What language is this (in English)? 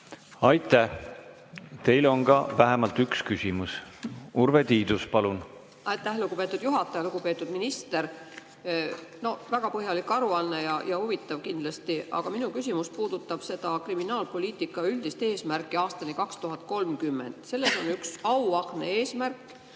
Estonian